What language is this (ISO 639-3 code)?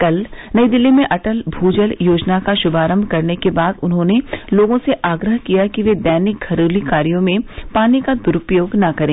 hin